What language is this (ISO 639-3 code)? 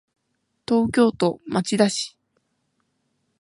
jpn